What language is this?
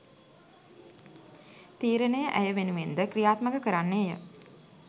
Sinhala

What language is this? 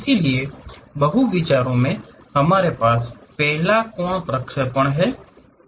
Hindi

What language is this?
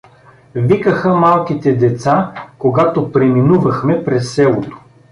Bulgarian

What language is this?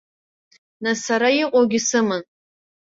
Abkhazian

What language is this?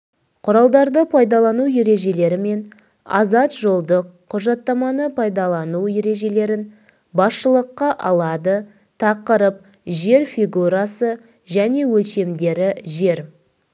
Kazakh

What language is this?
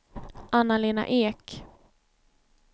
Swedish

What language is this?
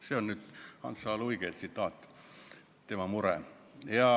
Estonian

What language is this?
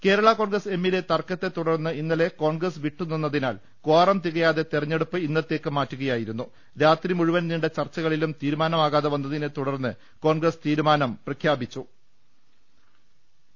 Malayalam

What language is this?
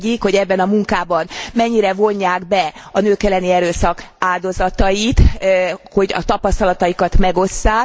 Hungarian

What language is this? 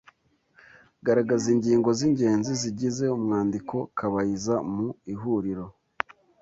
Kinyarwanda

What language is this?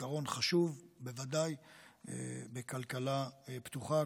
Hebrew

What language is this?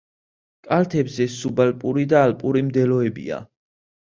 Georgian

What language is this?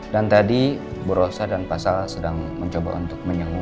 Indonesian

